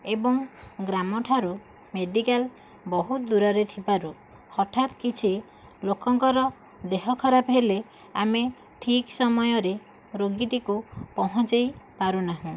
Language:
Odia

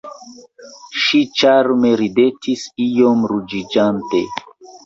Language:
Esperanto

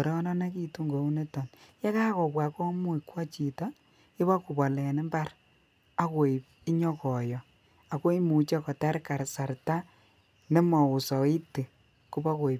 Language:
Kalenjin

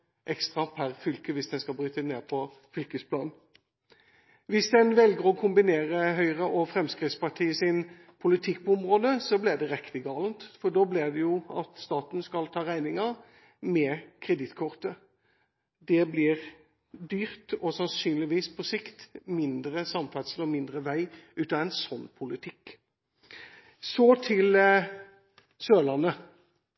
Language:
Norwegian Bokmål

